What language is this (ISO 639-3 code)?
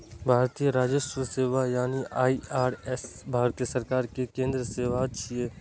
mai